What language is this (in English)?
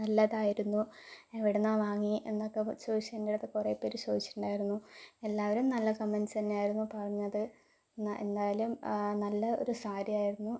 Malayalam